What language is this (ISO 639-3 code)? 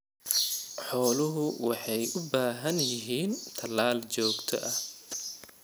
som